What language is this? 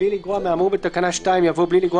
Hebrew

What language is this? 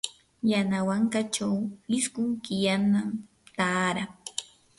Yanahuanca Pasco Quechua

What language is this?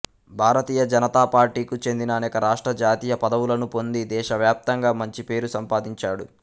Telugu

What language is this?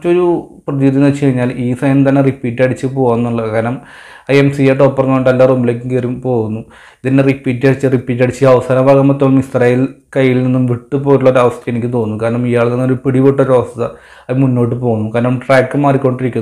Malayalam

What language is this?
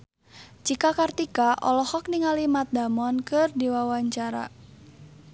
Sundanese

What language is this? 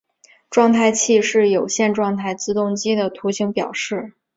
Chinese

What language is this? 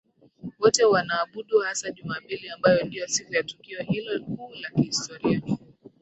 Swahili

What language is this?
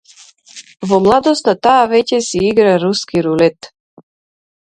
Macedonian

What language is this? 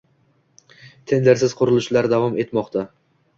Uzbek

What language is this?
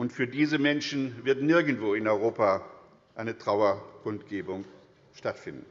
German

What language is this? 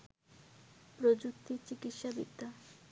Bangla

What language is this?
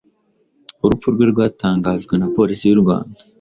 Kinyarwanda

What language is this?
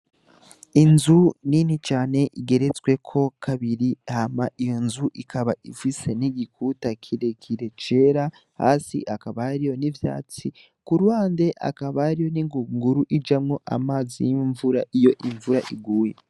Rundi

